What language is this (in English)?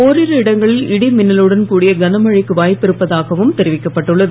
Tamil